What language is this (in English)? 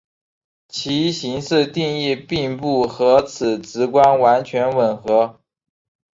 Chinese